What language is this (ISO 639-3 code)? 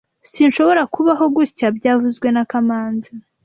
kin